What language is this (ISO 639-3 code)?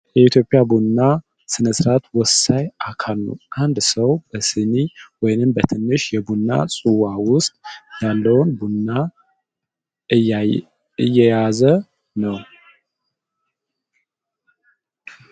amh